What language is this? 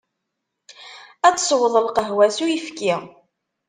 Kabyle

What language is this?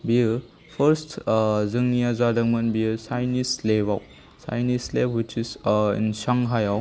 Bodo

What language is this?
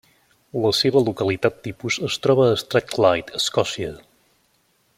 Catalan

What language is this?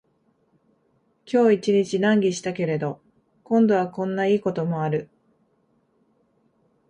Japanese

